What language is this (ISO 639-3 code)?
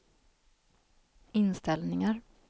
swe